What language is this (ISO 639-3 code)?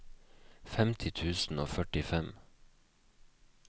nor